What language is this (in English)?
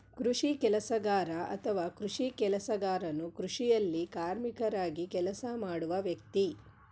Kannada